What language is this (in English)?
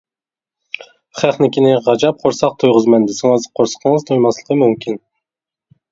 Uyghur